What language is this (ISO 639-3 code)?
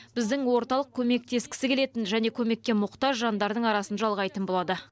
kaz